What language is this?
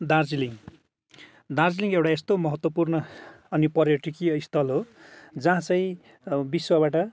Nepali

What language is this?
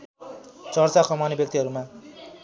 Nepali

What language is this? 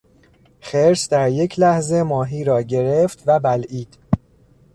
Persian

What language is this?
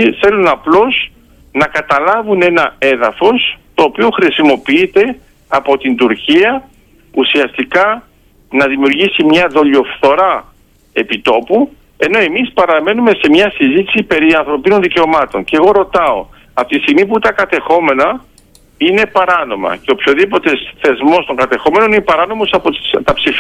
Greek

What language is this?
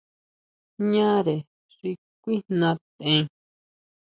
Huautla Mazatec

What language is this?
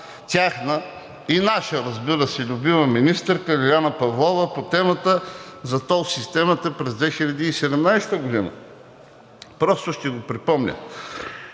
Bulgarian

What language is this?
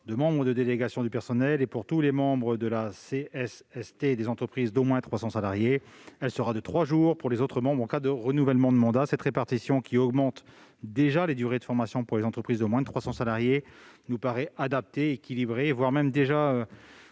French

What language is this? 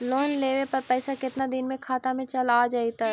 Magahi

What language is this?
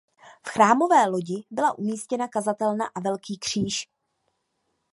Czech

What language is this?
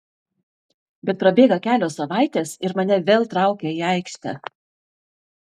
Lithuanian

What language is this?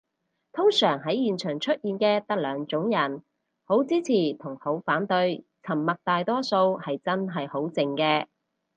Cantonese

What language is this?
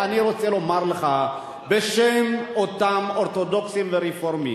Hebrew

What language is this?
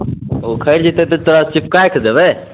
Maithili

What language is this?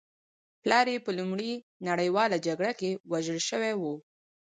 Pashto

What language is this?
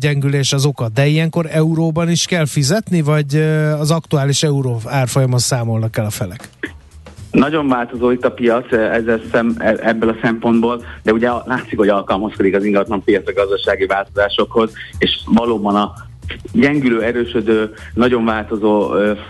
Hungarian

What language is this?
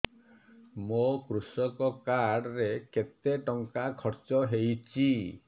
Odia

